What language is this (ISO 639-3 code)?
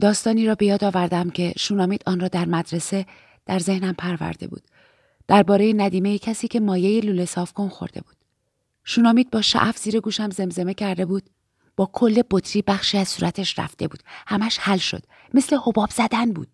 fas